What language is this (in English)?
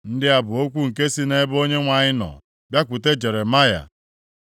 Igbo